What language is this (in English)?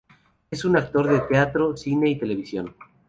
Spanish